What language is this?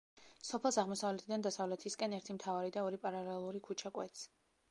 Georgian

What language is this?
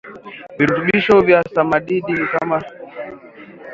Swahili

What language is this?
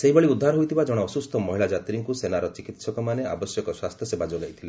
Odia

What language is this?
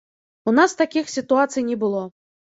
Belarusian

